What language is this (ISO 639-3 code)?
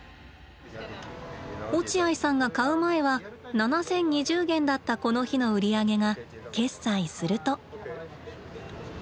jpn